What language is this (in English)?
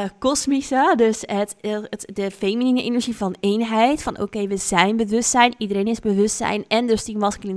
Dutch